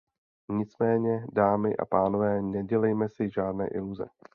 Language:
Czech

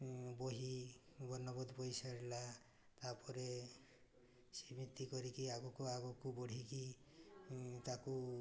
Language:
Odia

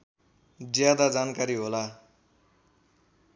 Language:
Nepali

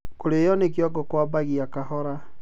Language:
Kikuyu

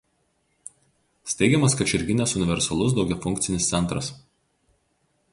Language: Lithuanian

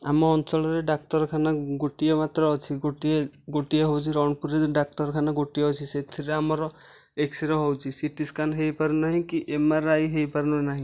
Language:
Odia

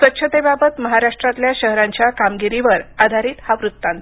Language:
Marathi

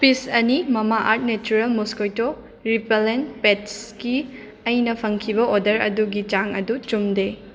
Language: Manipuri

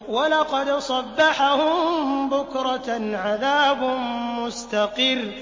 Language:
Arabic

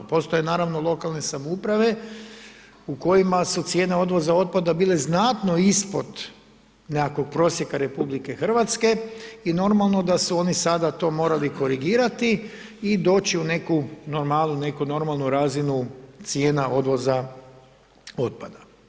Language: Croatian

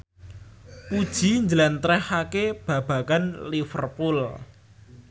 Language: Javanese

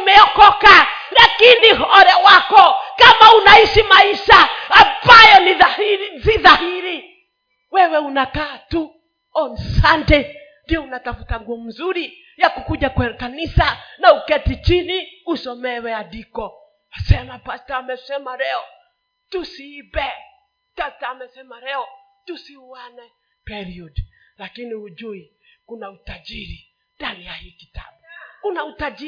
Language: Swahili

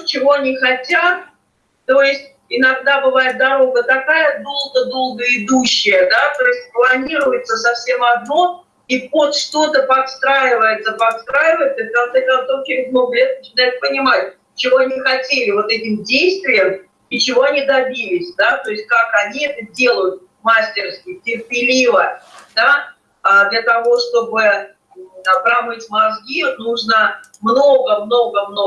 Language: Russian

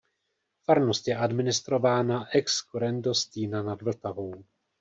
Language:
Czech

